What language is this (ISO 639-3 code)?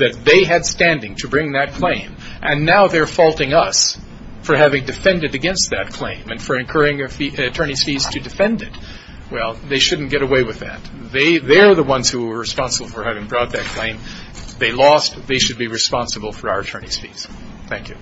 eng